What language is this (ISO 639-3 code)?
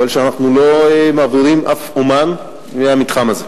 heb